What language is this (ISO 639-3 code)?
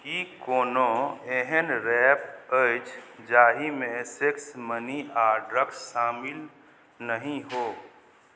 mai